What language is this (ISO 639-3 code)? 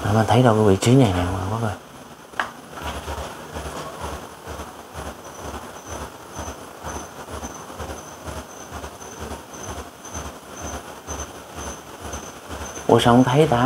vie